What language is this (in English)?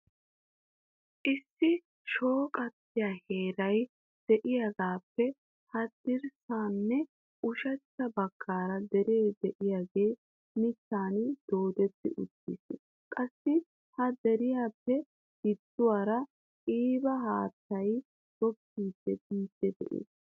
Wolaytta